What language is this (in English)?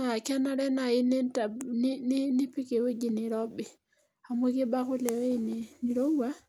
Masai